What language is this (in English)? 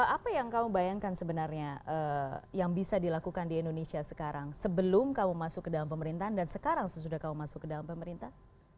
Indonesian